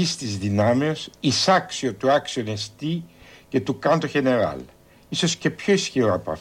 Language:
Greek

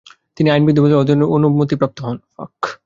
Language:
Bangla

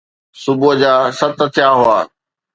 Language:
Sindhi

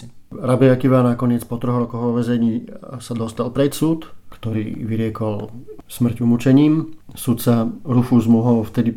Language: Slovak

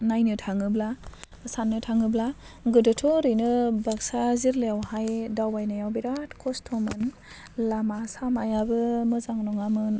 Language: Bodo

